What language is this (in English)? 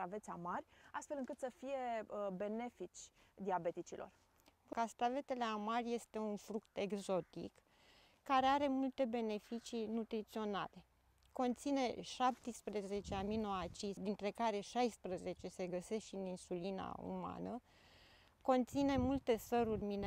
Romanian